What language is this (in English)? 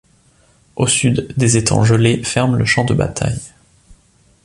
French